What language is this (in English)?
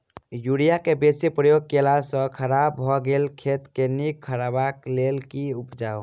Maithili